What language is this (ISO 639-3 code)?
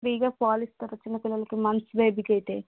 tel